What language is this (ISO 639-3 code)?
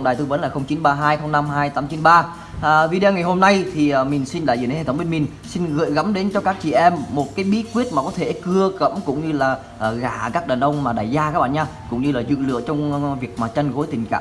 vie